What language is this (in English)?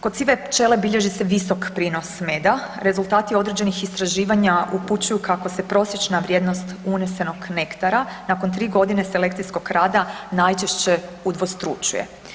Croatian